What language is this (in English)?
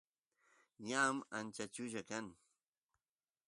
Santiago del Estero Quichua